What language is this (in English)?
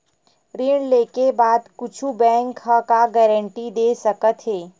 Chhattisgarhi